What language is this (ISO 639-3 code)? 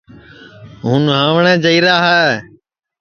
ssi